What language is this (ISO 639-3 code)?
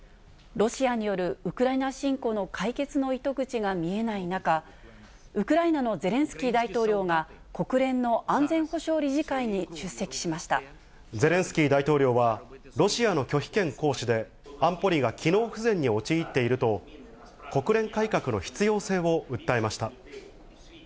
jpn